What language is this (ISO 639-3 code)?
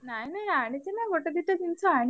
ori